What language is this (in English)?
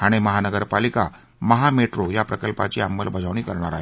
Marathi